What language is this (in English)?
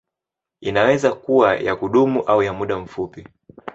Swahili